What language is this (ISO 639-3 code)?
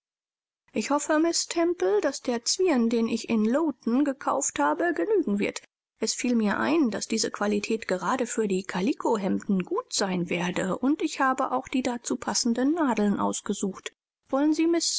deu